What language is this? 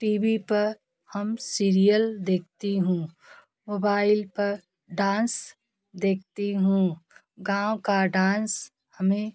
Hindi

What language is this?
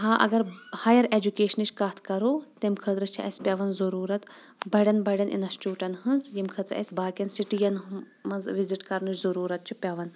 Kashmiri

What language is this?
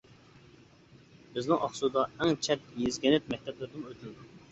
Uyghur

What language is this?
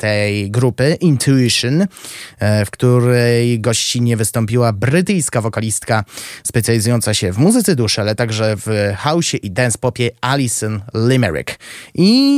Polish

